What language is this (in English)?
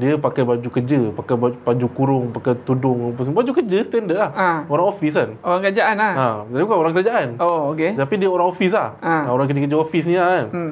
Malay